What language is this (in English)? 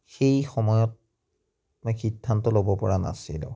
Assamese